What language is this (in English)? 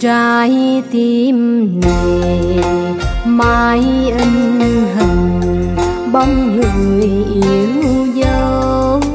Vietnamese